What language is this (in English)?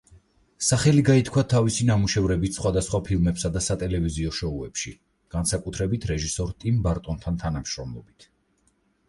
Georgian